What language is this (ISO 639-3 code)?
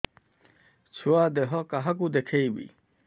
ori